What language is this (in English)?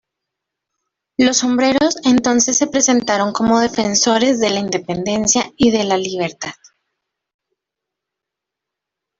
Spanish